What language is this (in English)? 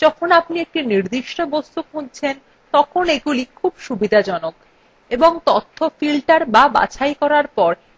Bangla